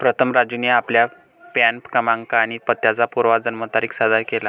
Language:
Marathi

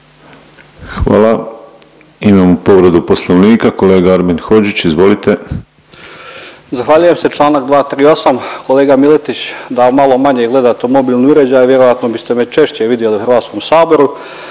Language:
Croatian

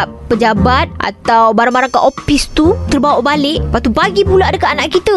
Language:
Malay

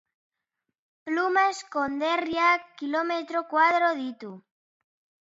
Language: Basque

